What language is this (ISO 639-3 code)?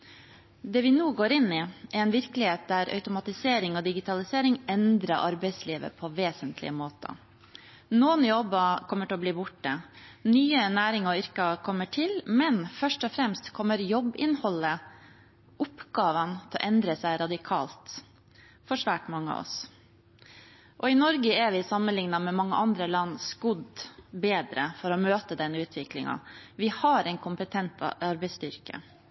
nob